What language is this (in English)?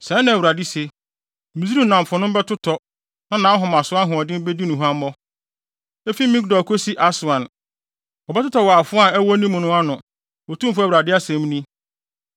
Akan